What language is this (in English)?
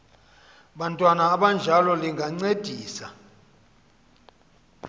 Xhosa